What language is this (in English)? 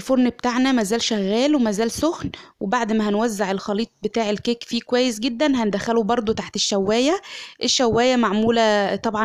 Arabic